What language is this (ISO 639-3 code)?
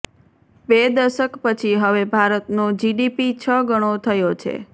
guj